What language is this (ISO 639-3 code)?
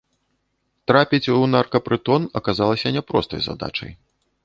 bel